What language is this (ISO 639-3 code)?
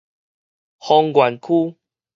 nan